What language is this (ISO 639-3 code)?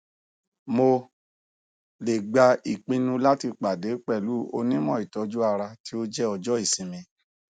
yor